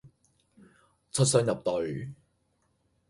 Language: Cantonese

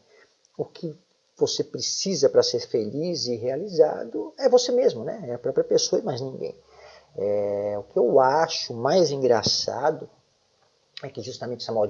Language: Portuguese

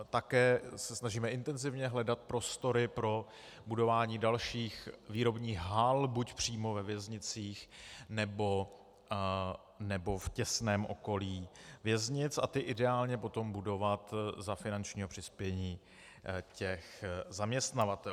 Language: Czech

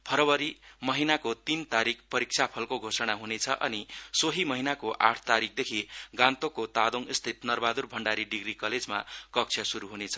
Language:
Nepali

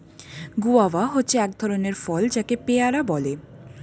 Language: Bangla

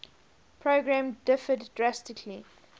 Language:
English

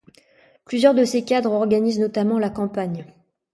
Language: French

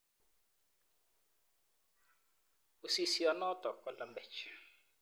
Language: Kalenjin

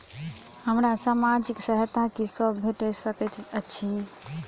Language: Maithili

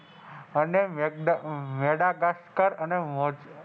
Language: Gujarati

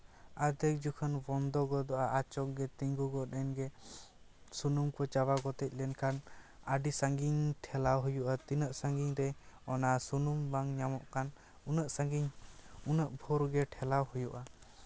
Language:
Santali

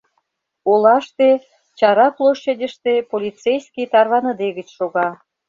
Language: Mari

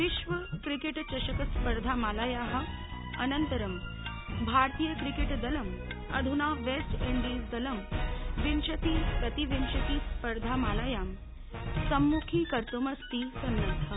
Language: Sanskrit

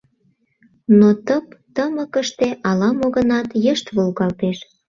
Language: Mari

